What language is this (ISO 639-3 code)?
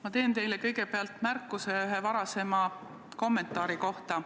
est